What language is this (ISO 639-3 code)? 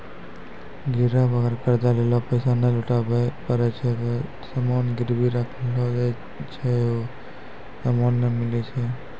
mai